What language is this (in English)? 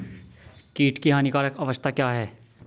Hindi